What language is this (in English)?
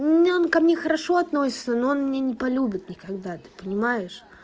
Russian